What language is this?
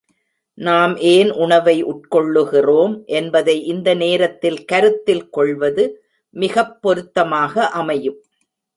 Tamil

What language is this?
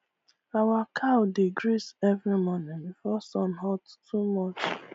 Nigerian Pidgin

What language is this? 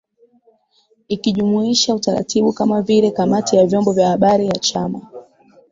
Swahili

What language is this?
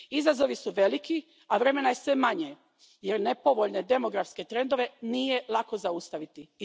Croatian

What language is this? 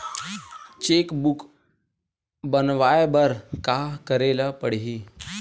Chhattisgarhi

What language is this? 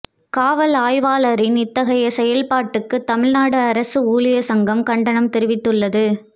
Tamil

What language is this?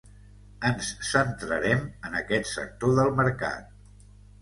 Catalan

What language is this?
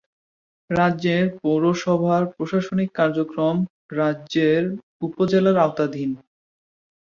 Bangla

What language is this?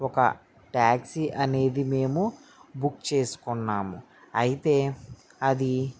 Telugu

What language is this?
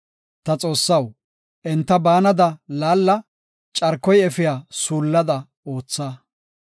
Gofa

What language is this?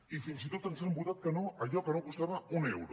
Catalan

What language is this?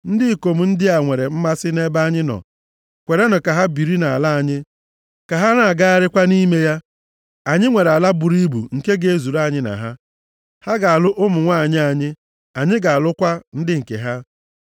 Igbo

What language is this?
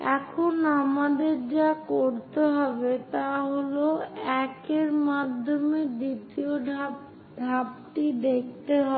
Bangla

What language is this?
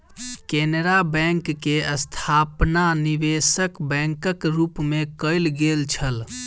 Maithili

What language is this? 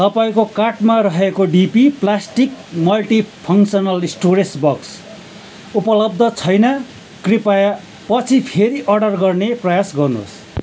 Nepali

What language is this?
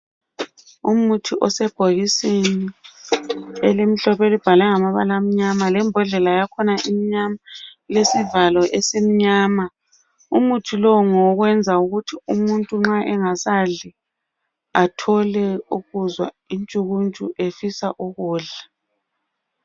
North Ndebele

